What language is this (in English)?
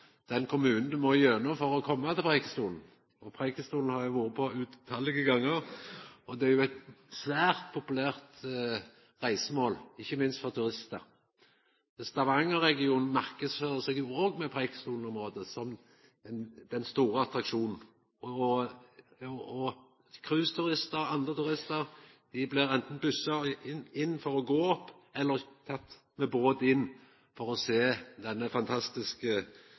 Norwegian Nynorsk